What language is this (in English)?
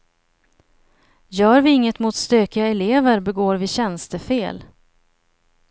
Swedish